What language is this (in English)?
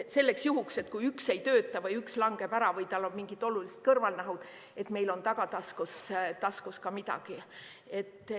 Estonian